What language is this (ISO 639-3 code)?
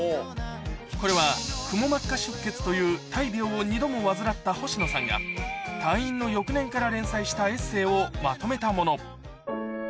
jpn